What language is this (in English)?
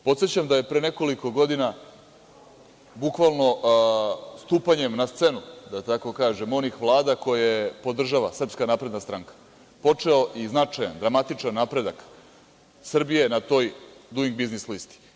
Serbian